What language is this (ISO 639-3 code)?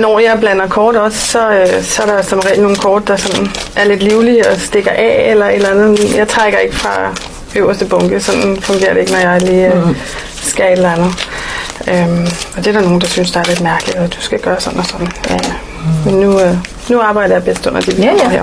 dan